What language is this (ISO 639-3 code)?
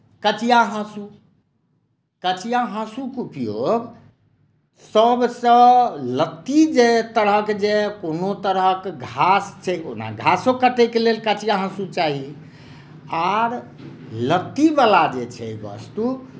mai